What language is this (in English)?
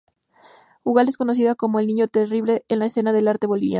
Spanish